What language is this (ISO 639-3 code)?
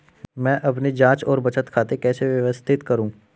hin